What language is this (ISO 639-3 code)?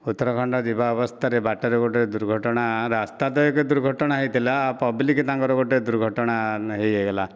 ori